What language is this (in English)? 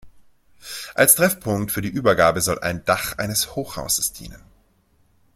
German